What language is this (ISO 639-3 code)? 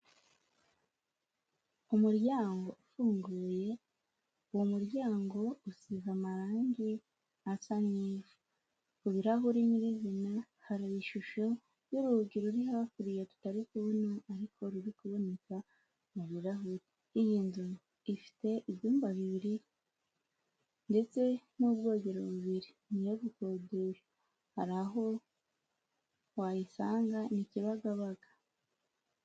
kin